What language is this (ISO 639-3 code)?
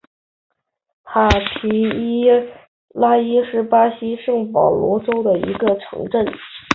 zho